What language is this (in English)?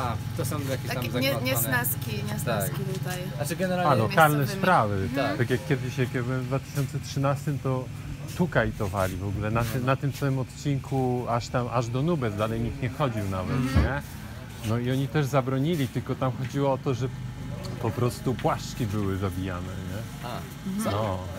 Polish